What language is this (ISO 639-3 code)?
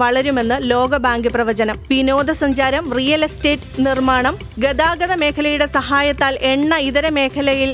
mal